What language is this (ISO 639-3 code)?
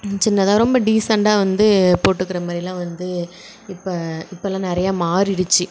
tam